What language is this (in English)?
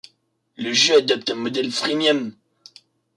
French